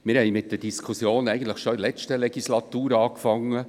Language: Swiss German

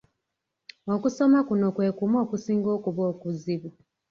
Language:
Ganda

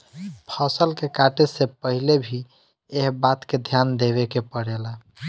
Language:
Bhojpuri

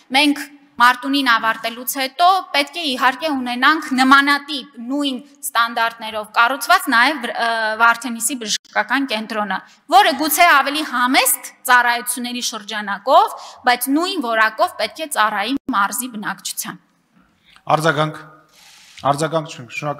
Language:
Romanian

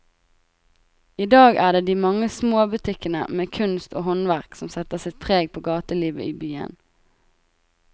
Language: Norwegian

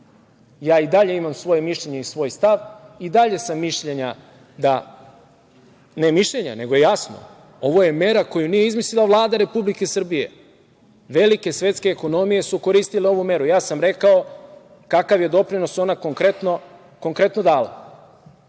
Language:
Serbian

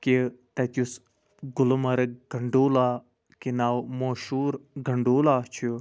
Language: Kashmiri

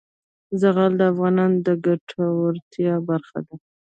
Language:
Pashto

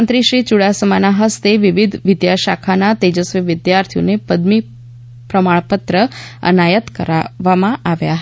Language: Gujarati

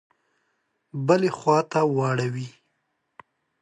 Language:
Pashto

